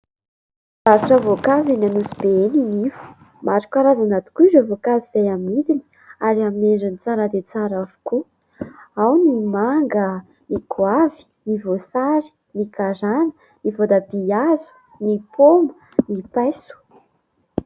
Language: Malagasy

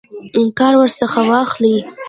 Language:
Pashto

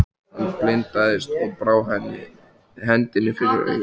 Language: Icelandic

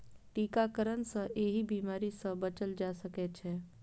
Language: Maithili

